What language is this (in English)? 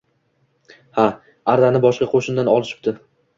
Uzbek